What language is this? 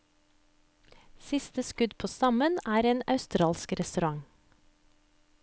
Norwegian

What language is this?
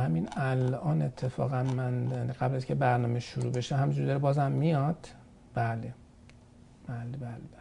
Persian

